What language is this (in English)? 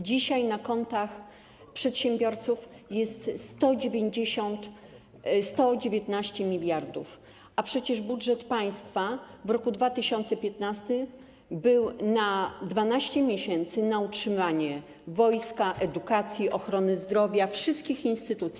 Polish